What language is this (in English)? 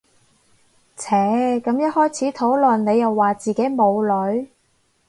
Cantonese